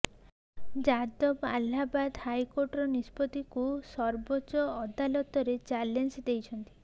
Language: Odia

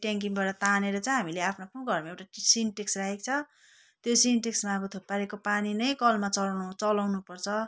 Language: Nepali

